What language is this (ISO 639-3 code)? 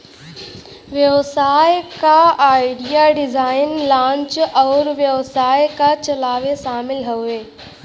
bho